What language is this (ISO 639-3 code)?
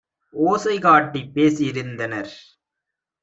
tam